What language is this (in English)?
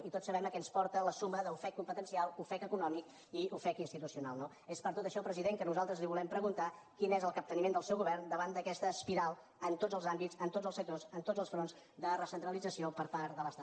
Catalan